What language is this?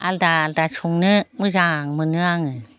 Bodo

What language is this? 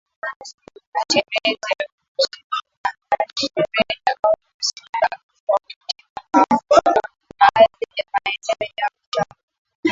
Swahili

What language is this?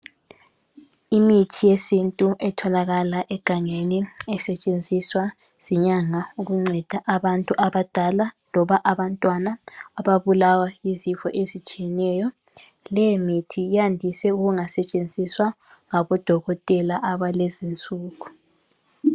North Ndebele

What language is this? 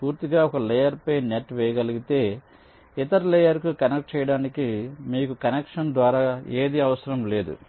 Telugu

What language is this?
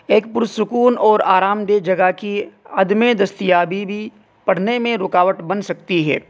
Urdu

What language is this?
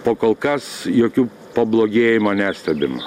Lithuanian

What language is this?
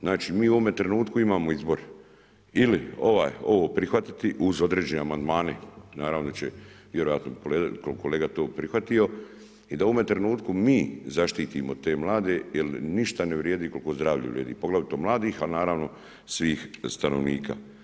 Croatian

